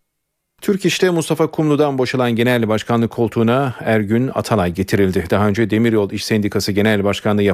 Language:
Turkish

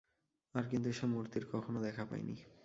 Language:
Bangla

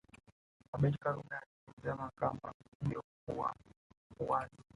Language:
Swahili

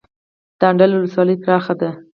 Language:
Pashto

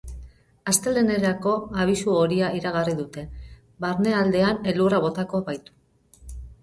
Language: Basque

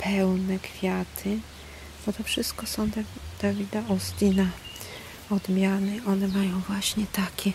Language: Polish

